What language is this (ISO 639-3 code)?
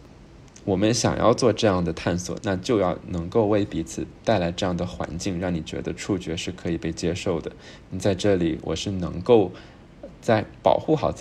zho